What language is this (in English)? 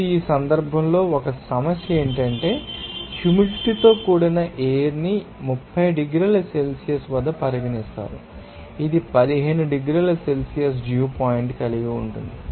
Telugu